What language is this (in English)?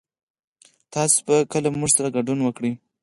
Pashto